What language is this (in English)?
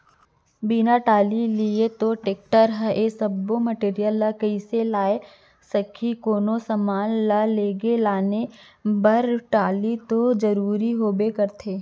Chhattisgarhi